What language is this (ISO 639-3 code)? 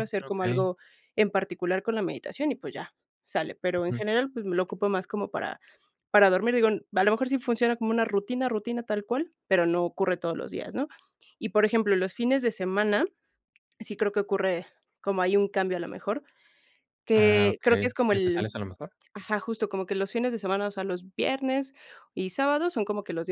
spa